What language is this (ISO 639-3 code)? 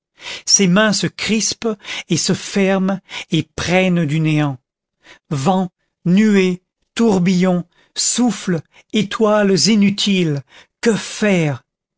fra